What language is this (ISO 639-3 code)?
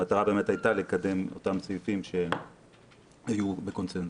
heb